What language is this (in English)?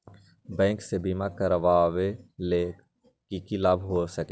Magahi